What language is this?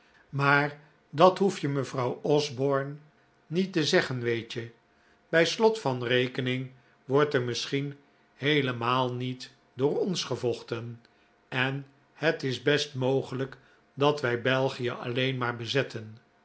Dutch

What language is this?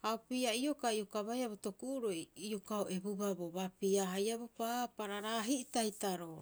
Rapoisi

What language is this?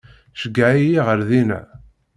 Kabyle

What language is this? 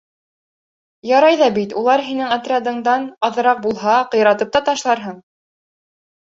Bashkir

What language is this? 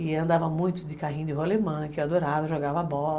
Portuguese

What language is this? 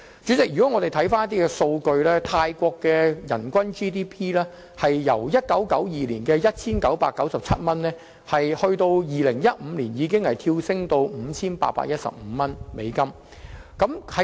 Cantonese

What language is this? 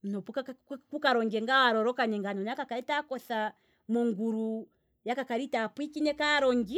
Kwambi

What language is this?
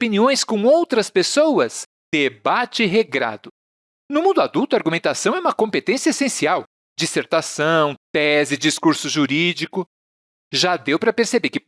Portuguese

